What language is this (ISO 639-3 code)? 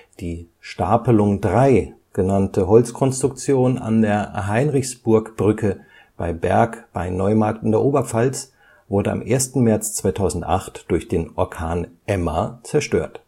deu